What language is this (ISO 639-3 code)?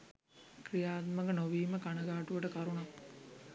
sin